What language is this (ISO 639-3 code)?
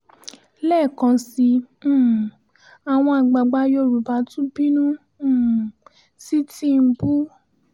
yor